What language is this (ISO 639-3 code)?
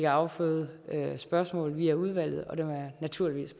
dan